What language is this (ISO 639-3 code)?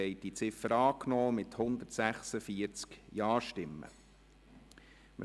gsw